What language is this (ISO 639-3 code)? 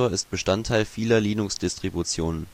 deu